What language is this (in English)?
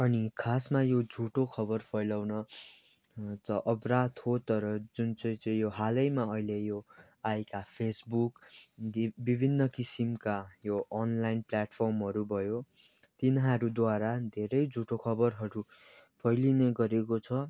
Nepali